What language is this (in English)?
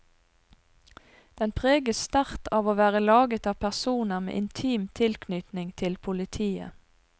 Norwegian